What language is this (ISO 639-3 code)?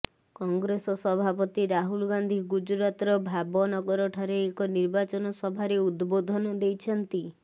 ori